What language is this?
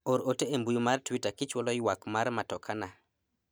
Luo (Kenya and Tanzania)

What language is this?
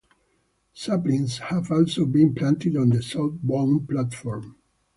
English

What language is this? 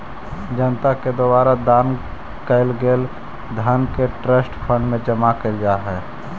Magahi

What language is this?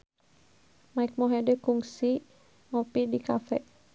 Sundanese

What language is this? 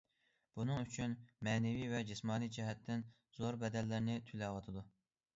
Uyghur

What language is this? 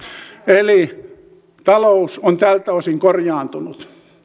Finnish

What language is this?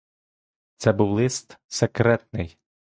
Ukrainian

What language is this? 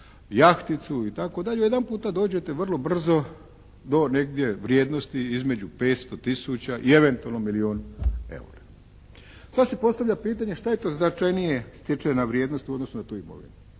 Croatian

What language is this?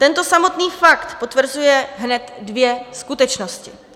Czech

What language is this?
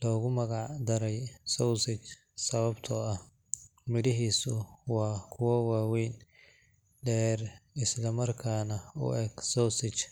Somali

